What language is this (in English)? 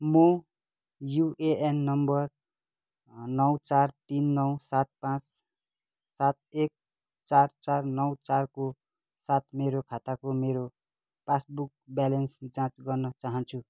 Nepali